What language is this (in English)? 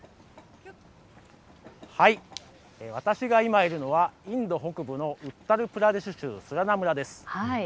Japanese